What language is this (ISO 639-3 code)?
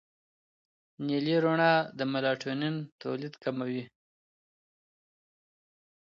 pus